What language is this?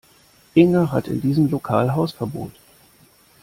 German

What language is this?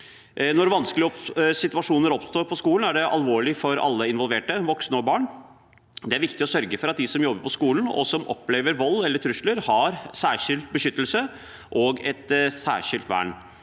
Norwegian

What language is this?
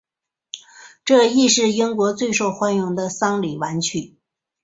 Chinese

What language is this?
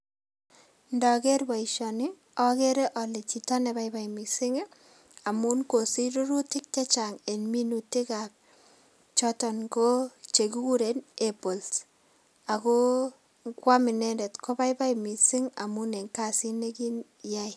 Kalenjin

